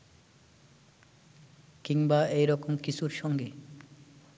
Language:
Bangla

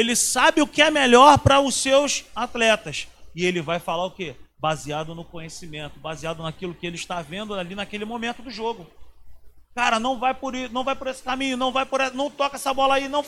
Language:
Portuguese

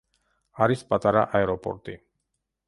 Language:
Georgian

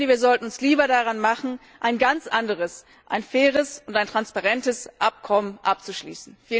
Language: German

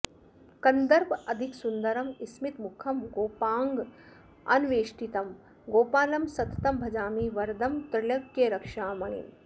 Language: Sanskrit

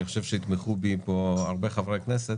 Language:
Hebrew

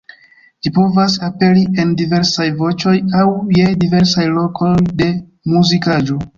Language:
Esperanto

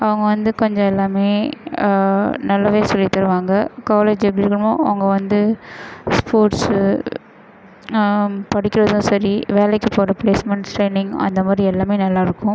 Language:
Tamil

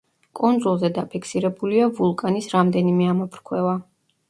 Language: Georgian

